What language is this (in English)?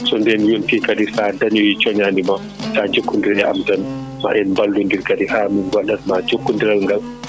Fula